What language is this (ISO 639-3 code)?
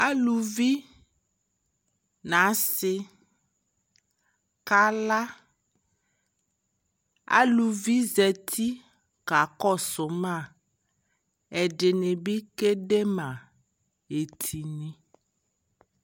kpo